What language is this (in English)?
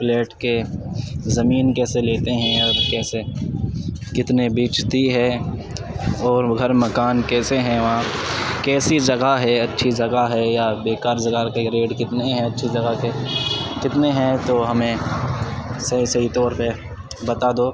Urdu